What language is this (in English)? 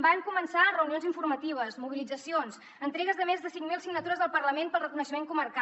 Catalan